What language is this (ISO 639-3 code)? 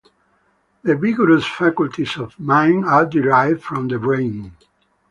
eng